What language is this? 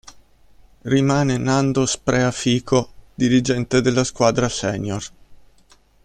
Italian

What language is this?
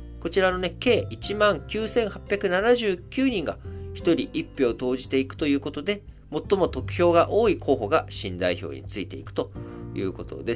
Japanese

